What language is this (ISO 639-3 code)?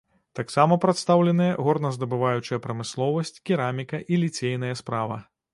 bel